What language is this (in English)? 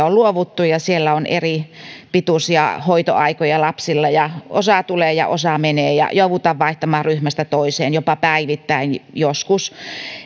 Finnish